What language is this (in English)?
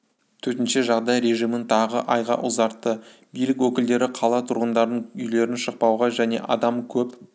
Kazakh